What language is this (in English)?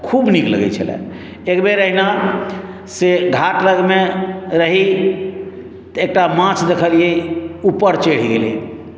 Maithili